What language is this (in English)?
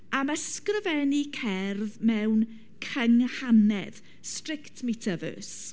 Welsh